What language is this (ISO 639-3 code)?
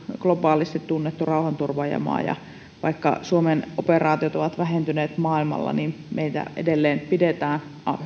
fin